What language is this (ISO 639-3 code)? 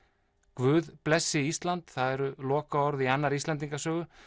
isl